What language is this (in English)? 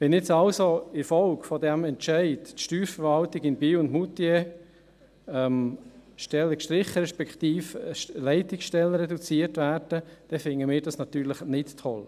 Swiss German